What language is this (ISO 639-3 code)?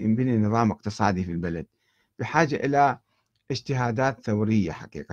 ara